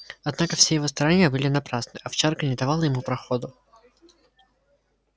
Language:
Russian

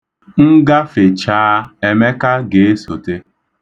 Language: Igbo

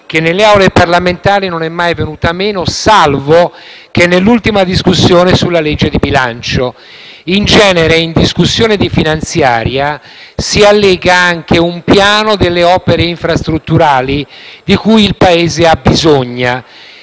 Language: Italian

